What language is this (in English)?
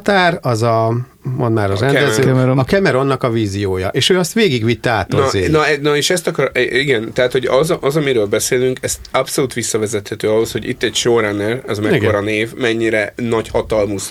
Hungarian